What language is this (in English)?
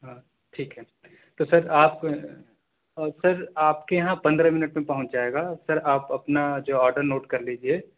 Urdu